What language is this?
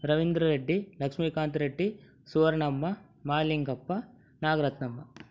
Kannada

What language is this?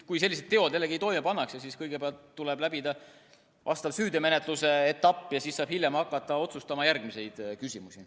Estonian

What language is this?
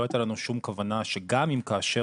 Hebrew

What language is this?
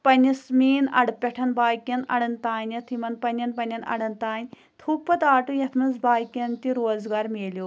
Kashmiri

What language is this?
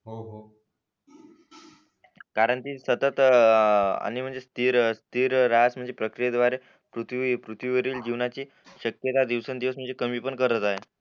Marathi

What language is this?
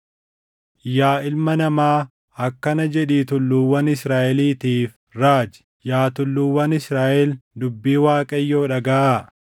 Oromo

